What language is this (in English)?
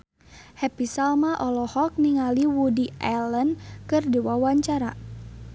Sundanese